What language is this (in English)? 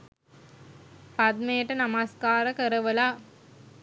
Sinhala